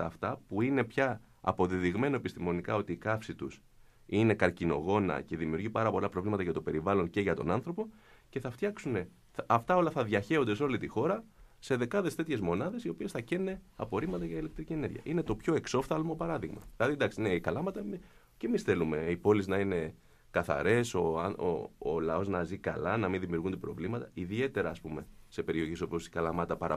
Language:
Greek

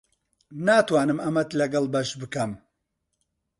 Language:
Central Kurdish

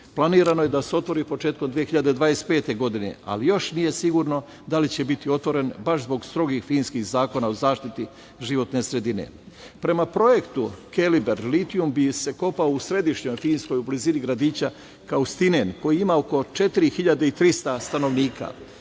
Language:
Serbian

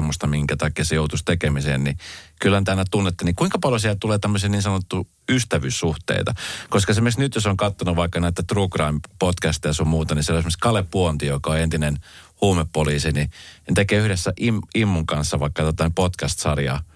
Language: Finnish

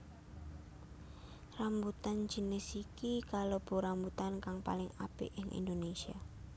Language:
Javanese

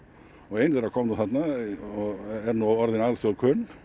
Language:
Icelandic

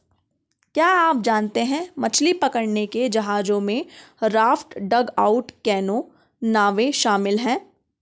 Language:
Hindi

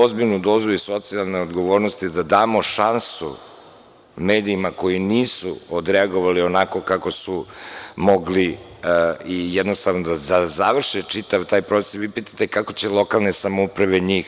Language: Serbian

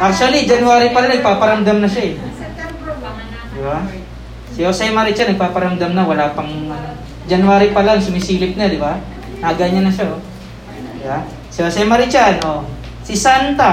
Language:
Filipino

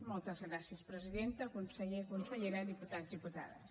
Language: Catalan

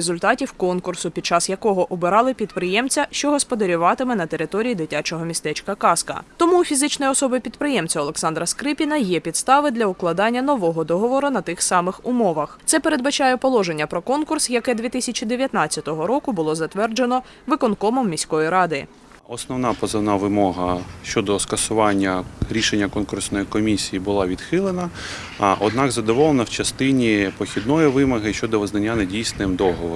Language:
Ukrainian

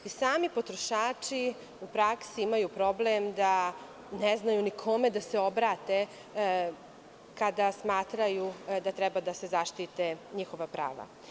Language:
Serbian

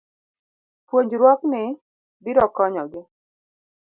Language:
Luo (Kenya and Tanzania)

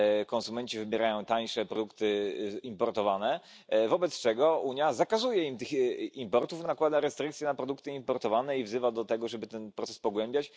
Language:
Polish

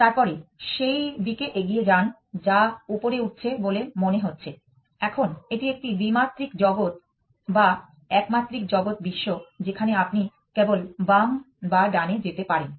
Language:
Bangla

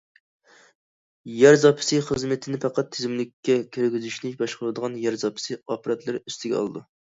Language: Uyghur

